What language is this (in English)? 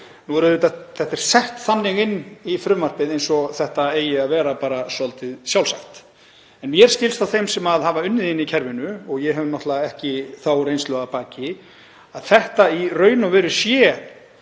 Icelandic